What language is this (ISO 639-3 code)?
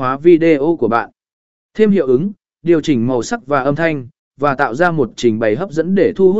vie